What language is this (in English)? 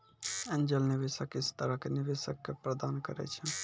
Maithili